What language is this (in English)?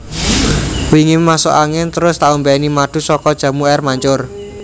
Javanese